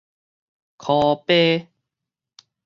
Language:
Min Nan Chinese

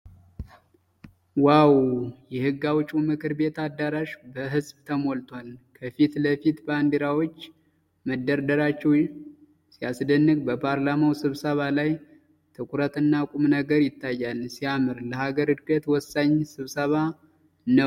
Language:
Amharic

